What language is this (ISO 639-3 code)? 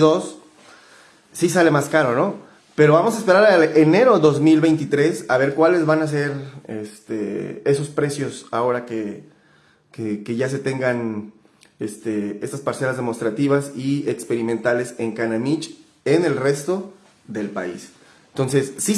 spa